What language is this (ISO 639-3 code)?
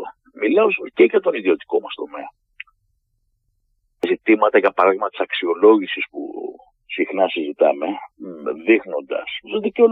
ell